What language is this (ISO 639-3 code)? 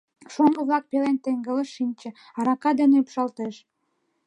chm